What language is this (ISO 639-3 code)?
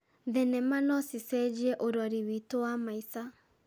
kik